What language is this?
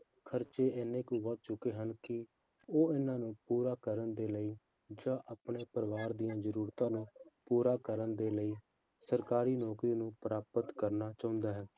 Punjabi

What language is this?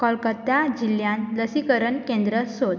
Konkani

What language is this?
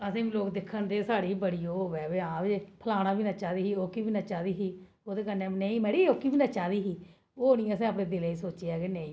Dogri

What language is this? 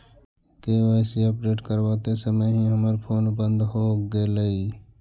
Magahi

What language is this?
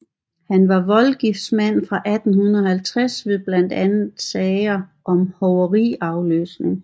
Danish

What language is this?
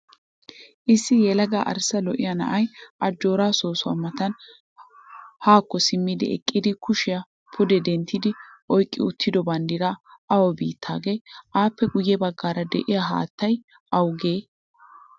Wolaytta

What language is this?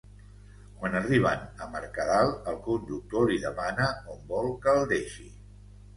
Catalan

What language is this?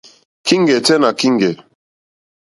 Mokpwe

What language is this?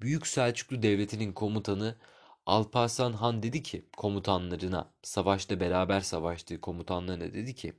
Turkish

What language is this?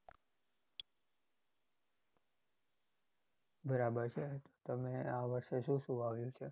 Gujarati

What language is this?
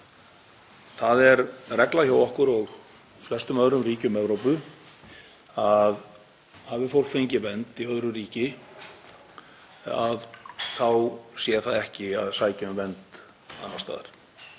Icelandic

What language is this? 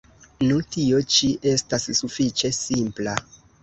Esperanto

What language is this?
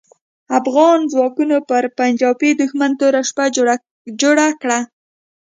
Pashto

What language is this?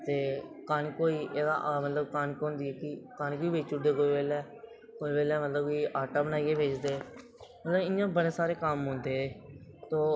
Dogri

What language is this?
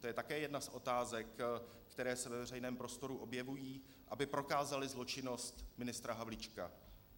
Czech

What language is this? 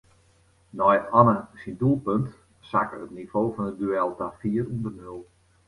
Western Frisian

